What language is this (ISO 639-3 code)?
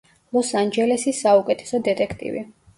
kat